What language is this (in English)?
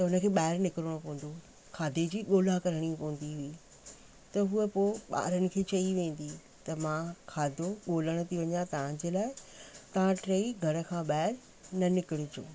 Sindhi